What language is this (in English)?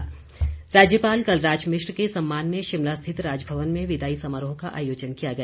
Hindi